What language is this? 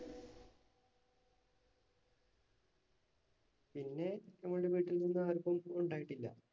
Malayalam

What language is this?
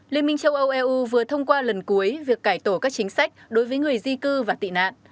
Vietnamese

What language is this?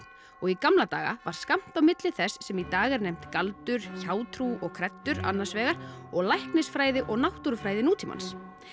Icelandic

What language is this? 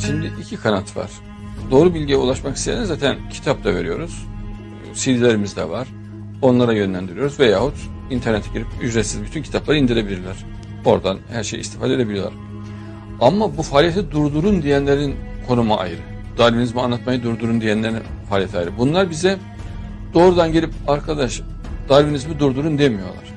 Turkish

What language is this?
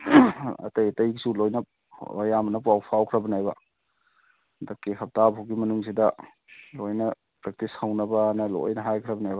Manipuri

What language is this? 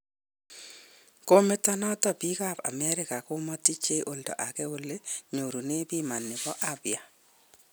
Kalenjin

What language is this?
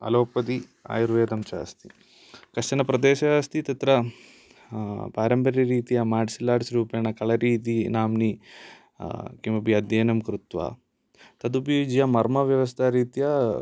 Sanskrit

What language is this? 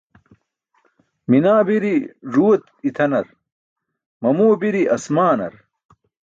Burushaski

